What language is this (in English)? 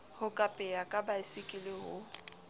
Southern Sotho